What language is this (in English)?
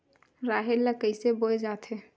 Chhattisgarhi